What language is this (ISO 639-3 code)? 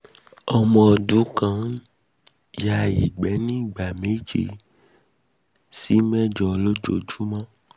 yor